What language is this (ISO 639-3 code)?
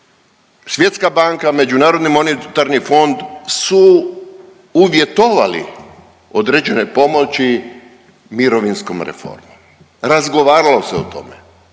hrv